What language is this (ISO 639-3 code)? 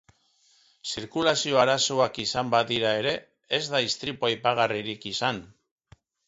eus